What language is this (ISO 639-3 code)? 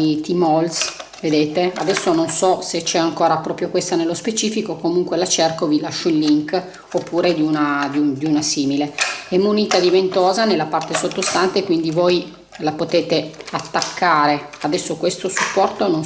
ita